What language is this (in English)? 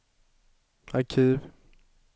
Swedish